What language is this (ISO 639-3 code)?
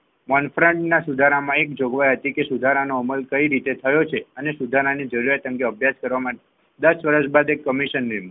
guj